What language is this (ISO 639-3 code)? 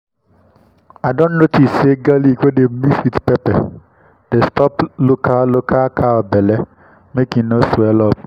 pcm